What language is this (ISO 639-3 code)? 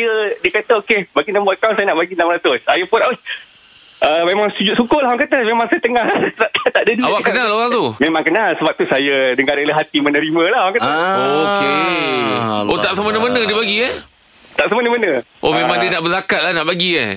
msa